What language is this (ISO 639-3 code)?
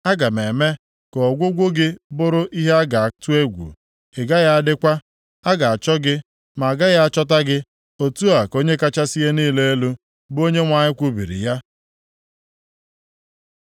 ibo